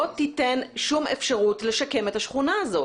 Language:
Hebrew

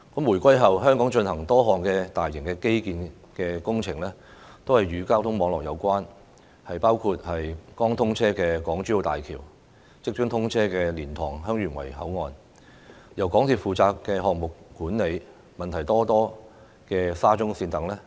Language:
Cantonese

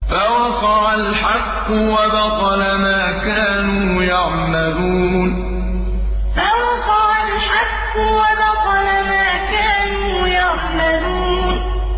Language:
Arabic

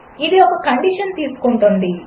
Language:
Telugu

